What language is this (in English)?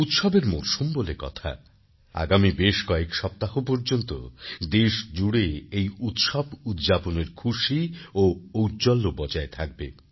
Bangla